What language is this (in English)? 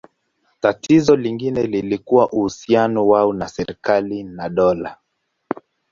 Swahili